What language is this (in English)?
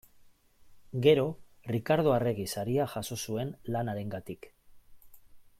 Basque